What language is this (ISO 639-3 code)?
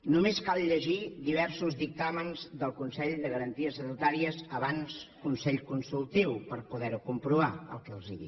cat